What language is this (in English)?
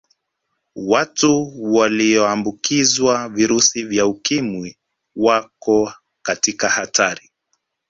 Swahili